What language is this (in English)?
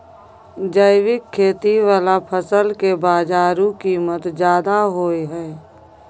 Maithili